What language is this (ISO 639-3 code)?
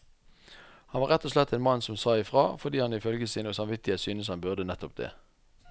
nor